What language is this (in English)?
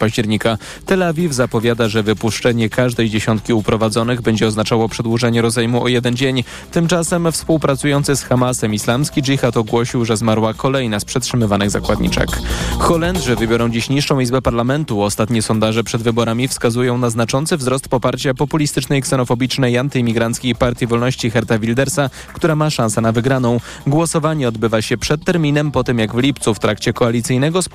Polish